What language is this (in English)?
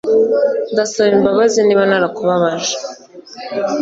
Kinyarwanda